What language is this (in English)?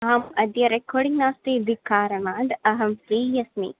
Sanskrit